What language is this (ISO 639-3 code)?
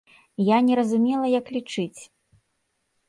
bel